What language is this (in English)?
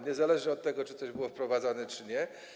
Polish